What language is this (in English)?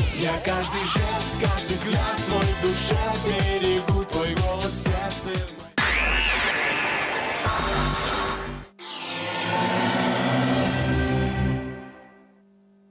Russian